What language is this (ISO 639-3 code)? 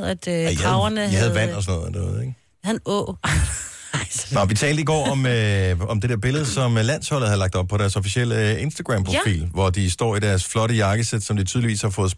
dan